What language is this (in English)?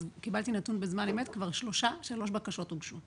Hebrew